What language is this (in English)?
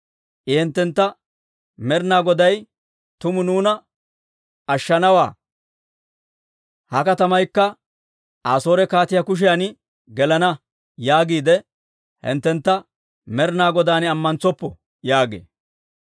Dawro